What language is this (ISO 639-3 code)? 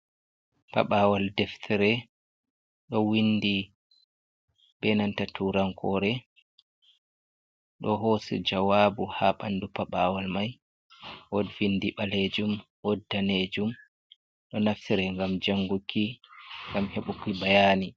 ful